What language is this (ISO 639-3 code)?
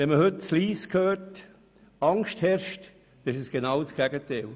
gsw